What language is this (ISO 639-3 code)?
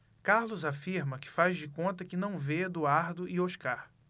por